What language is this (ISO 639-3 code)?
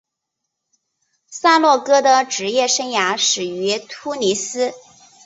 zho